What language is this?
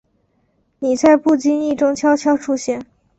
Chinese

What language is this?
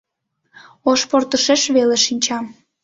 Mari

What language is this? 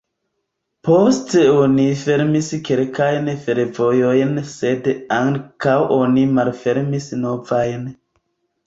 Esperanto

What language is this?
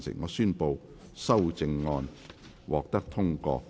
Cantonese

